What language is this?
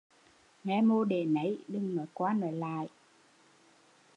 Vietnamese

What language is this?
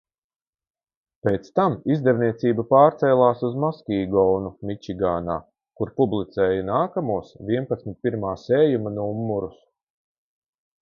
Latvian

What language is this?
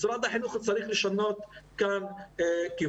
Hebrew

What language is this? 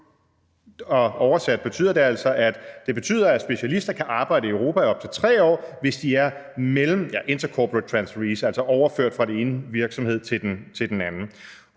Danish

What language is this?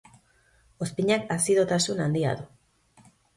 Basque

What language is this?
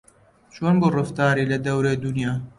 Central Kurdish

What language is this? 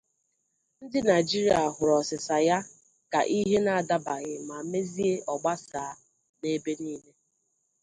Igbo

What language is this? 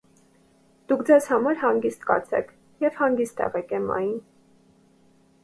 Armenian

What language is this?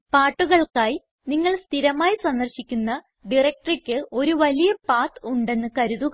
Malayalam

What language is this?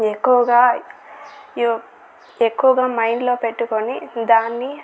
Telugu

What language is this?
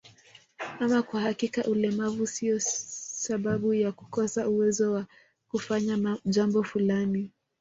Swahili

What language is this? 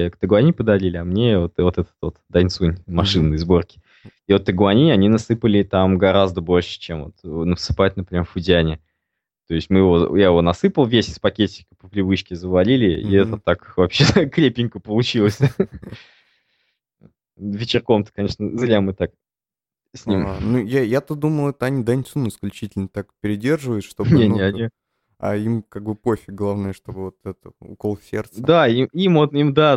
Russian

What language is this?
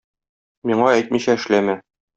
Tatar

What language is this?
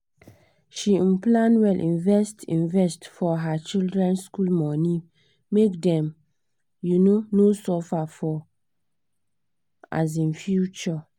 Nigerian Pidgin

